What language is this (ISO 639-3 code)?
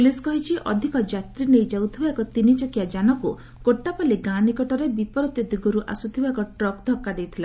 ori